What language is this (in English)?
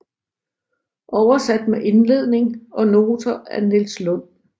Danish